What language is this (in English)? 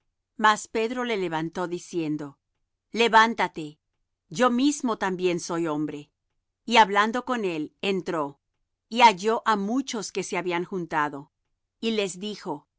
Spanish